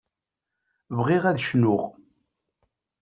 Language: Kabyle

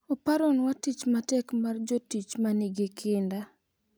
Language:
Luo (Kenya and Tanzania)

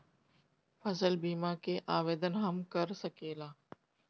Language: Bhojpuri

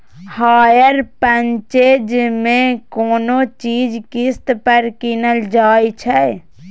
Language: Maithili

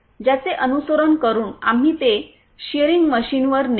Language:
Marathi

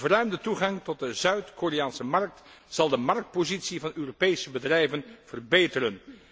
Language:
Dutch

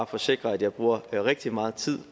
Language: Danish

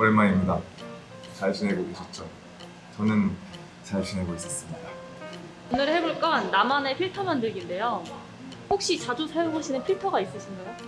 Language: Korean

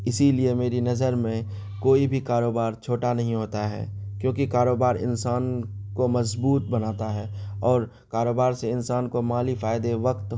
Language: Urdu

